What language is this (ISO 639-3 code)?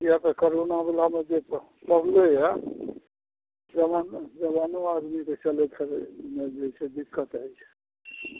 mai